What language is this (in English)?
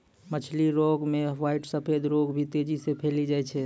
Maithili